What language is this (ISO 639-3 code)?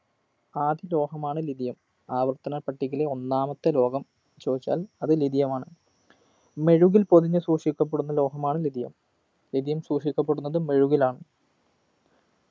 mal